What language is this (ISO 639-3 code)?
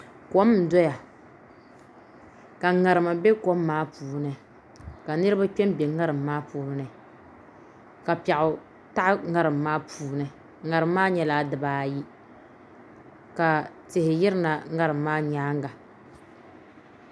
dag